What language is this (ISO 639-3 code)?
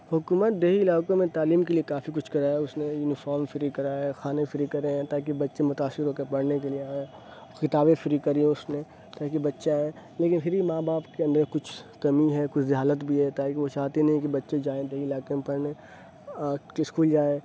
urd